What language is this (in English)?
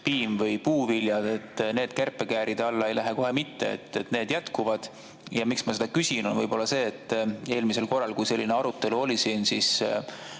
Estonian